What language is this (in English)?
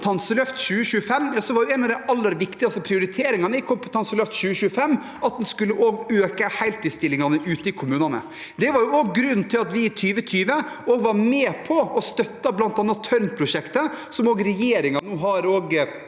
Norwegian